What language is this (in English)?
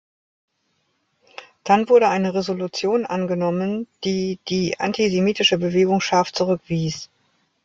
German